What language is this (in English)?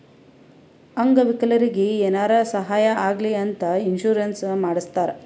Kannada